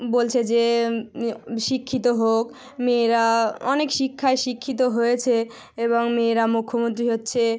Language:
Bangla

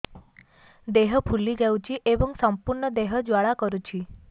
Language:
Odia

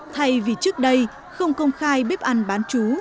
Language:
Vietnamese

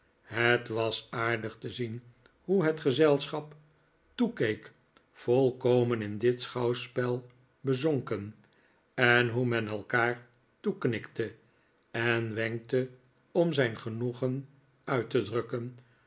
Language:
Dutch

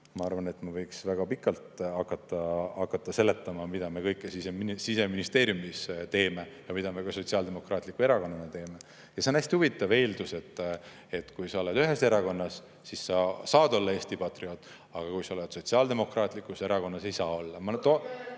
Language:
Estonian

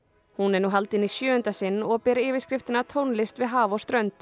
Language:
Icelandic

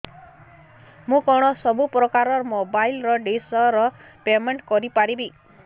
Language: Odia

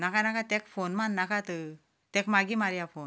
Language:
Konkani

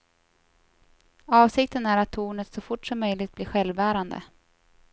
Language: Swedish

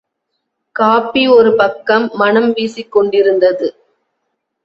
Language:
Tamil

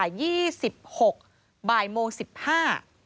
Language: Thai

